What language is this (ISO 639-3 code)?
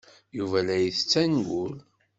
kab